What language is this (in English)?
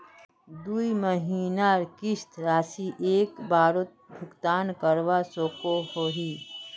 Magahi